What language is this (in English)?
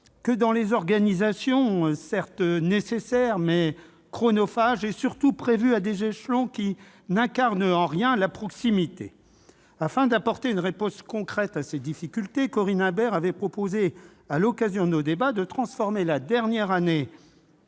French